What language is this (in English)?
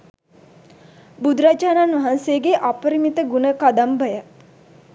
Sinhala